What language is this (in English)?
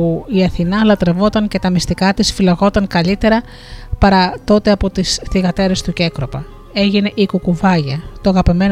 Greek